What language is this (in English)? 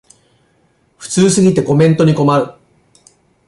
Japanese